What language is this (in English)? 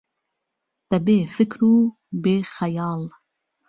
Central Kurdish